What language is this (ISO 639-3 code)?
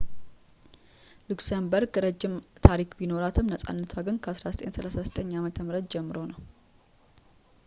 amh